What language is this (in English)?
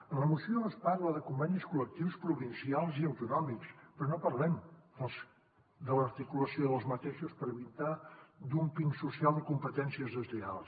Catalan